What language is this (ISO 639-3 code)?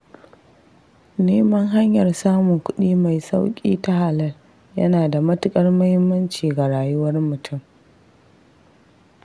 hau